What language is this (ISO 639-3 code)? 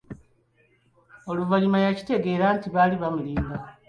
lug